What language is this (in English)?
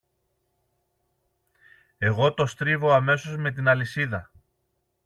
Greek